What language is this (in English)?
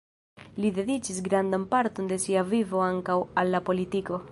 Esperanto